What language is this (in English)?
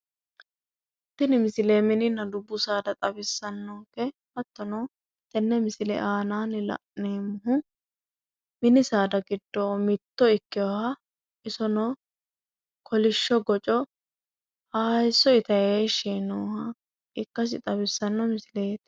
Sidamo